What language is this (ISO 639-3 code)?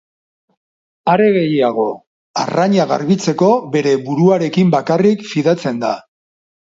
eus